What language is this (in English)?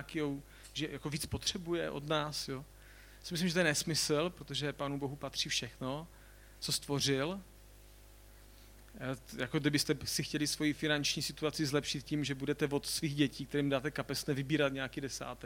Czech